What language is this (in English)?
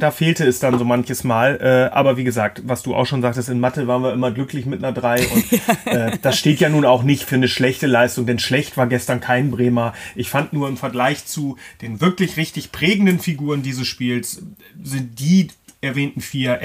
German